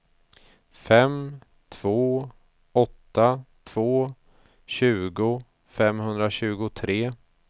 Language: Swedish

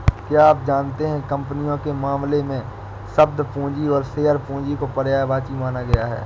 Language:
Hindi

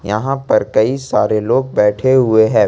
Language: Hindi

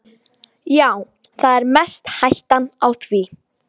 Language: Icelandic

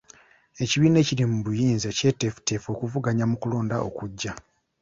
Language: Ganda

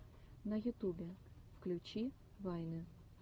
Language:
Russian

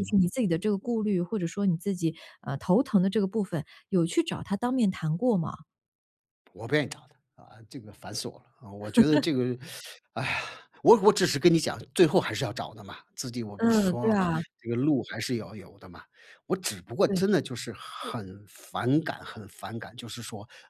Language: Chinese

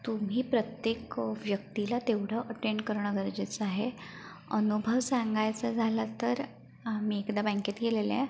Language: Marathi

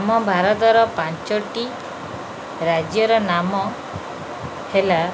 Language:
Odia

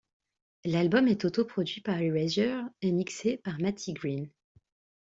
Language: French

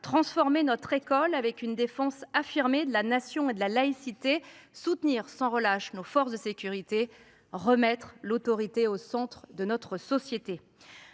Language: French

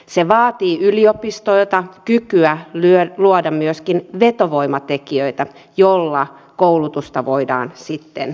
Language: Finnish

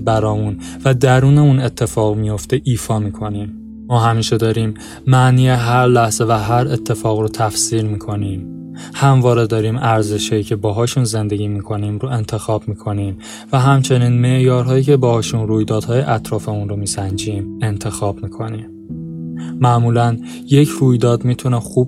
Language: Persian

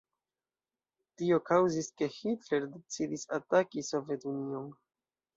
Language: Esperanto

